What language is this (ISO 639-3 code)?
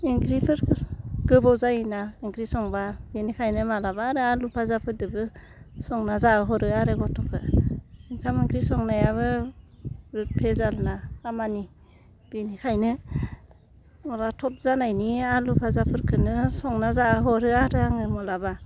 brx